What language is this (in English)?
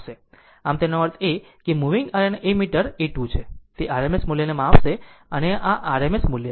Gujarati